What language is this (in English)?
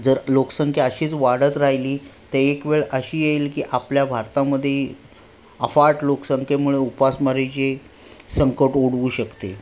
Marathi